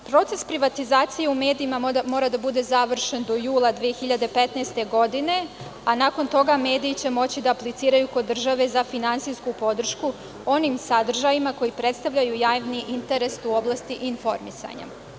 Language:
Serbian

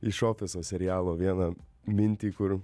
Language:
Lithuanian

